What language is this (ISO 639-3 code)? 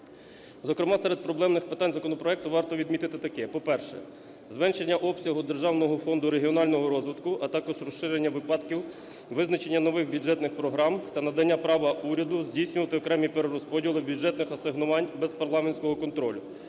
ukr